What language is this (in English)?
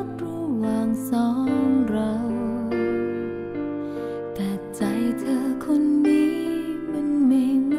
Thai